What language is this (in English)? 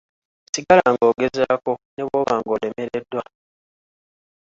Ganda